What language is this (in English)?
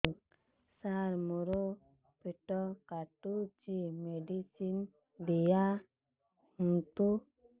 Odia